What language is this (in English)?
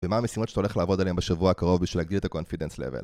Hebrew